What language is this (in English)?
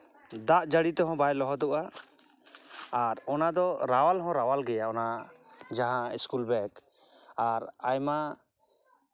Santali